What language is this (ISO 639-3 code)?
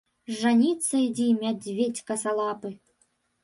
bel